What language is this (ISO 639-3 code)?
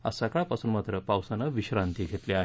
mar